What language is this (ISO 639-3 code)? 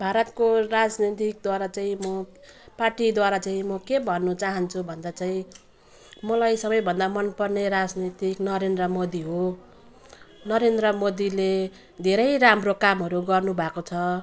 nep